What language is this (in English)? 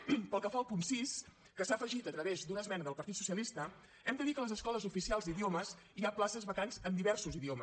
Catalan